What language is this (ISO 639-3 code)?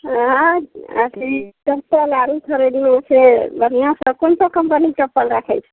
mai